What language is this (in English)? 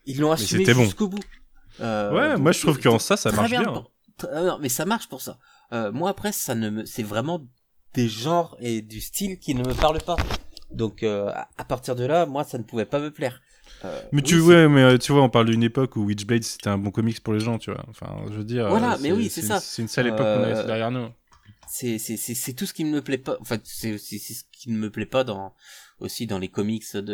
French